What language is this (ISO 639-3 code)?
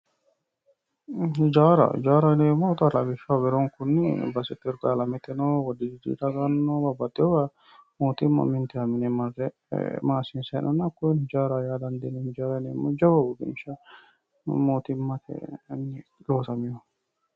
sid